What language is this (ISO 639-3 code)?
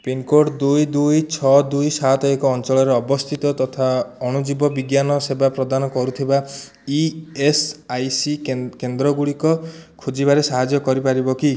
ori